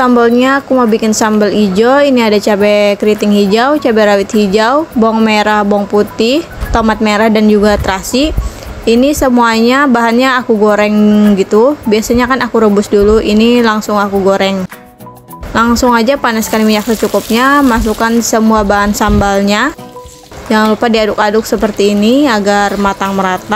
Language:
Indonesian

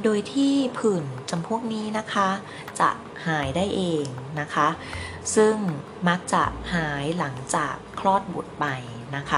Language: Thai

